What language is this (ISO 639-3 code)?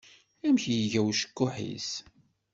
kab